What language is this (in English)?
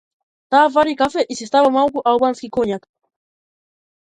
Macedonian